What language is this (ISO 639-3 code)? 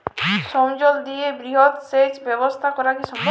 ben